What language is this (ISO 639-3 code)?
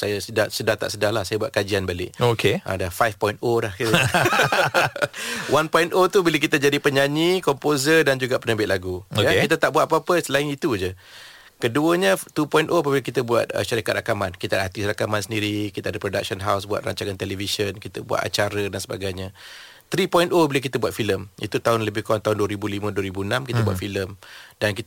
msa